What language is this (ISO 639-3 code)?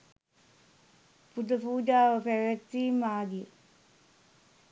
sin